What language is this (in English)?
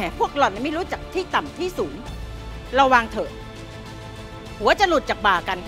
Thai